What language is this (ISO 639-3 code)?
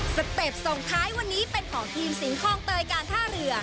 tha